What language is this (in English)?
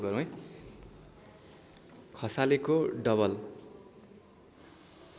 Nepali